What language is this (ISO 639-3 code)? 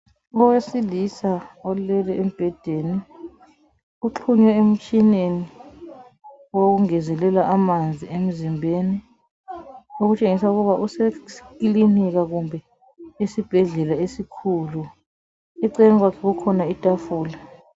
nde